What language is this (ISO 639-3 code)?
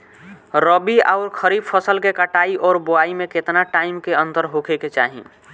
bho